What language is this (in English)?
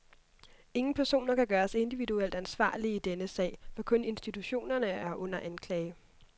Danish